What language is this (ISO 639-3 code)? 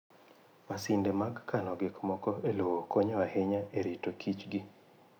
luo